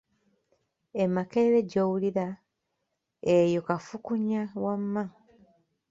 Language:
Ganda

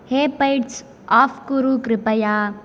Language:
Sanskrit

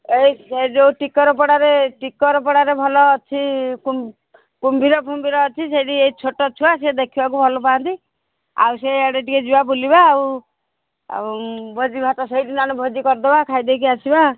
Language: Odia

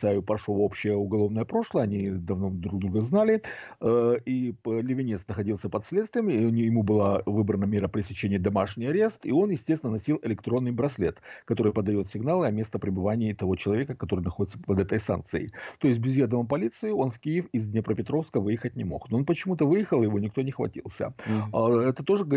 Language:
Russian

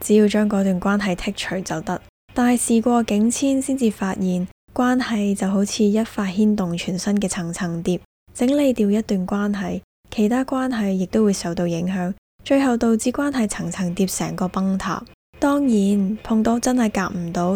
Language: Chinese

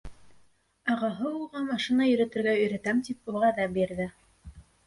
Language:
Bashkir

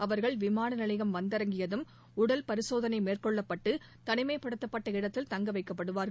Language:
Tamil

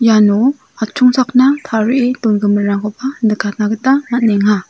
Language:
Garo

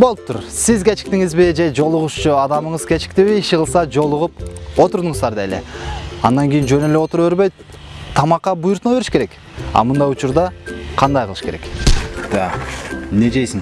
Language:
Turkish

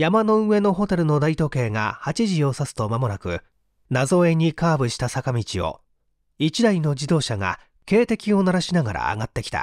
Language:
Japanese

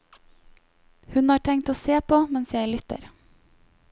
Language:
Norwegian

